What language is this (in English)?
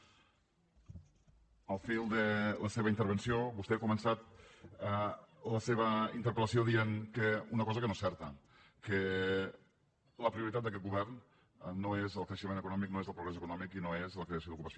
Catalan